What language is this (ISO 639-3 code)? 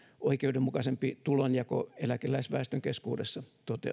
fin